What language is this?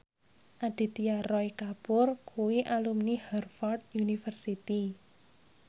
Javanese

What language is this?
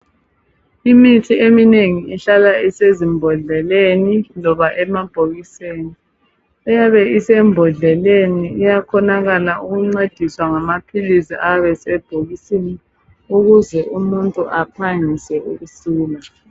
North Ndebele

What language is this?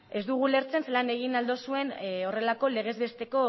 Basque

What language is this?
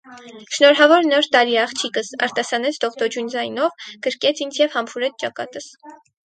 Armenian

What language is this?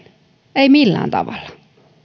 Finnish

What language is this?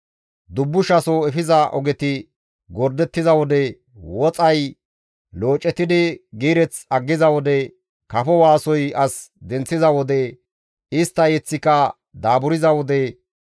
Gamo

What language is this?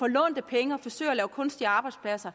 Danish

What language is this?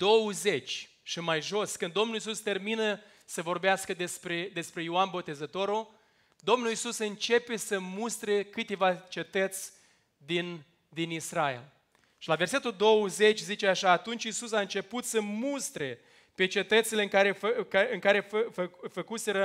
Romanian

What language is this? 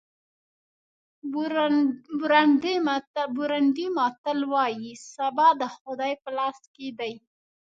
Pashto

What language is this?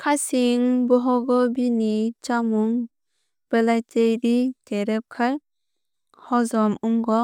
Kok Borok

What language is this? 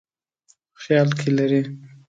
Pashto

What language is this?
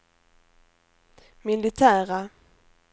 Swedish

